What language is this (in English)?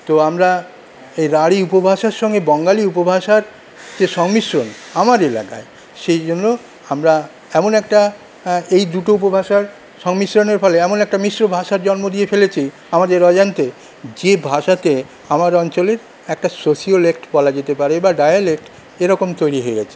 Bangla